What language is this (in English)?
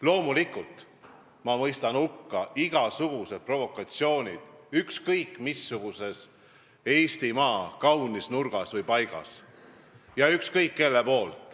Estonian